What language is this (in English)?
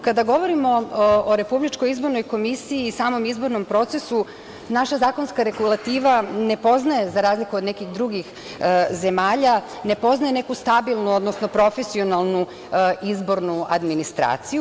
Serbian